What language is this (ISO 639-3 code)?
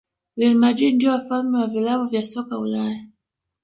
swa